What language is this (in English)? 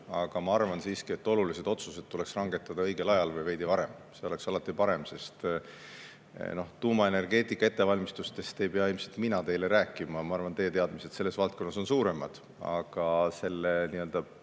Estonian